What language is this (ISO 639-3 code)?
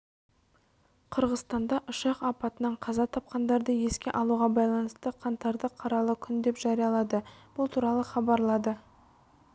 kaz